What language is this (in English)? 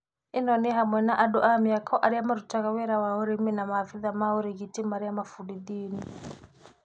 Kikuyu